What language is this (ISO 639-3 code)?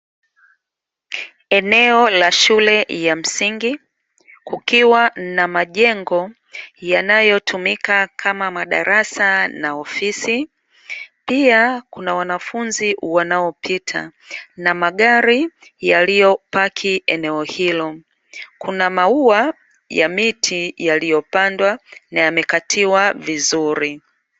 swa